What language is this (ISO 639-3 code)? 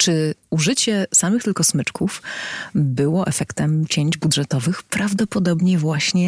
pol